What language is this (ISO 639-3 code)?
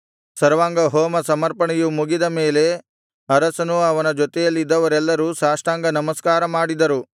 kan